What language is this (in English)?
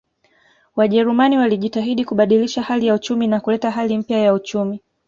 Swahili